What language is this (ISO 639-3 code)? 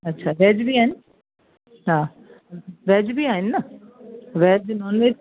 snd